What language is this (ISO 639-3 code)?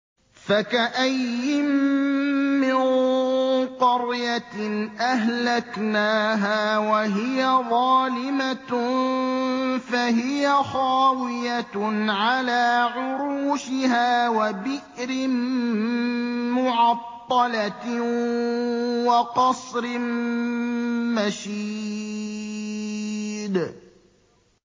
ara